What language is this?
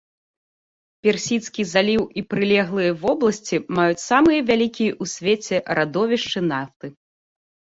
Belarusian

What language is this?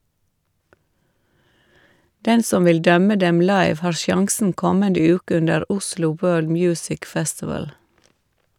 Norwegian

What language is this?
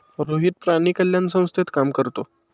Marathi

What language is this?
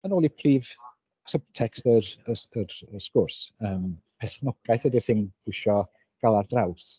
Welsh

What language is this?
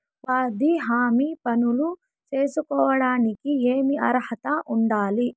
Telugu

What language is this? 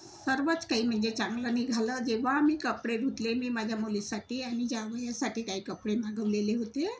Marathi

